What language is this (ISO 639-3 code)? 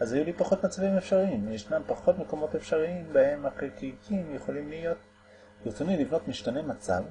heb